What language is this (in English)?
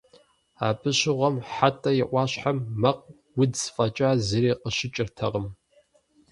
Kabardian